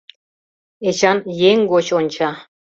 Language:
Mari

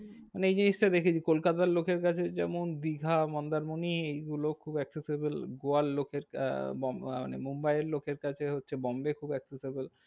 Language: Bangla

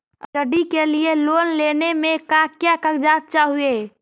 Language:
Magahi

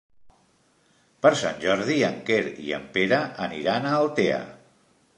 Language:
Catalan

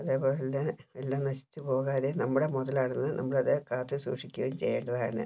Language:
Malayalam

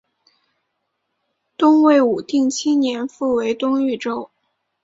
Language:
Chinese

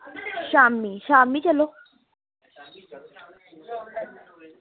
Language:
Dogri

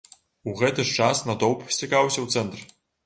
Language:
Belarusian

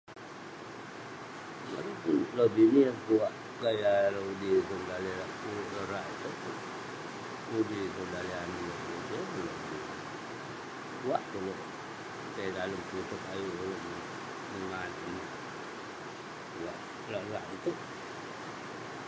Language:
Western Penan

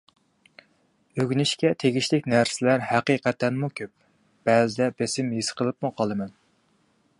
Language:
Uyghur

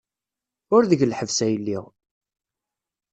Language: Kabyle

